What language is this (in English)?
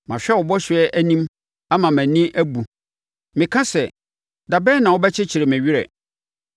Akan